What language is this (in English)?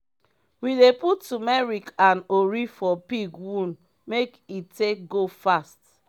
Nigerian Pidgin